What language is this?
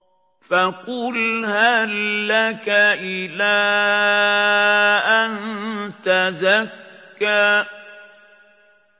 Arabic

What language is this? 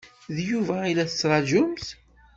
Kabyle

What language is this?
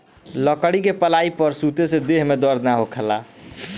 Bhojpuri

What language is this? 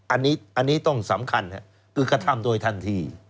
Thai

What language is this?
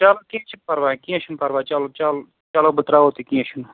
Kashmiri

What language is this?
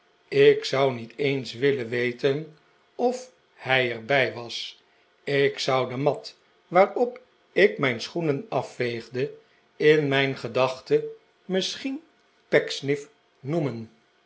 Dutch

